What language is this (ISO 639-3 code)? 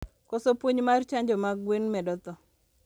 luo